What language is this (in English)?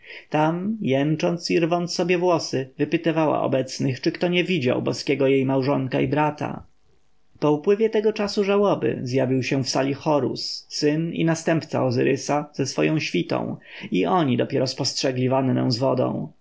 Polish